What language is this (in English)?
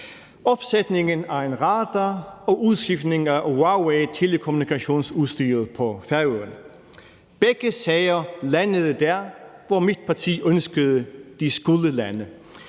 Danish